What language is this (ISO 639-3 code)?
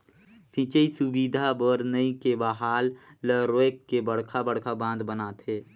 hne